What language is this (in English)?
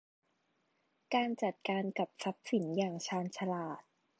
Thai